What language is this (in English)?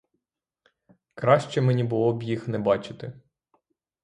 Ukrainian